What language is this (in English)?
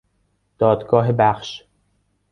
Persian